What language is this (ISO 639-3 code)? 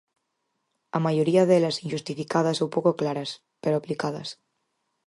glg